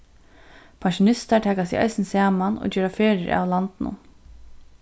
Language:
Faroese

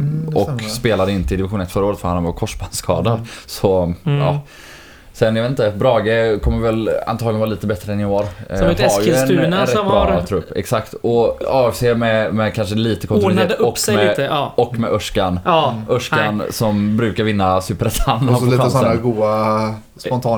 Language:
Swedish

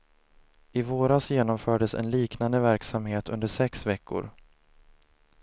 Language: Swedish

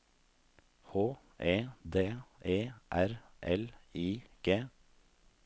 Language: Norwegian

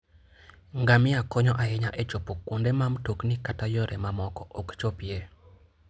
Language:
Luo (Kenya and Tanzania)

